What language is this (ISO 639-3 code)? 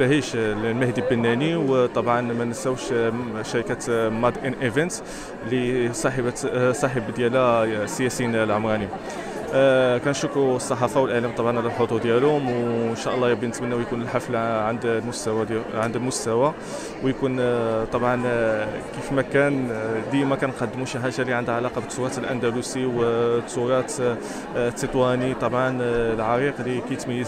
ara